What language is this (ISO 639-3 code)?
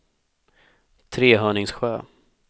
swe